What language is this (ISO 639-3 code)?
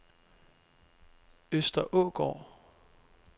dan